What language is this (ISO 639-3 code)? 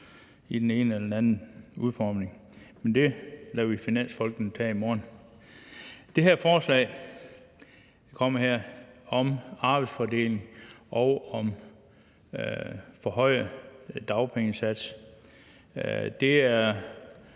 dan